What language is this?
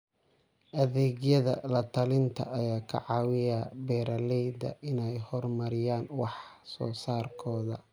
Somali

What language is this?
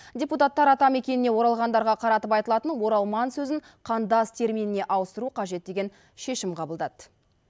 Kazakh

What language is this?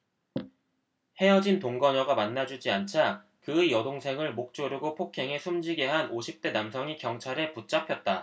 Korean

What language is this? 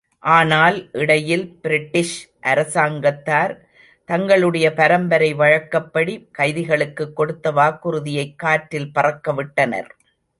Tamil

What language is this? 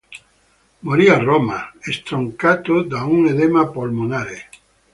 Italian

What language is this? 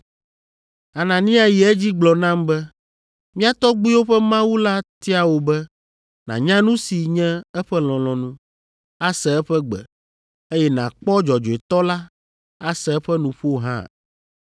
Ewe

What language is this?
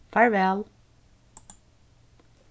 Faroese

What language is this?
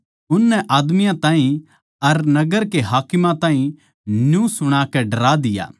Haryanvi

